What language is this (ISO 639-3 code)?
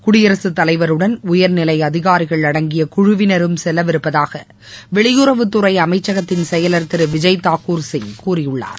tam